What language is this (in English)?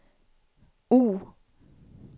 Swedish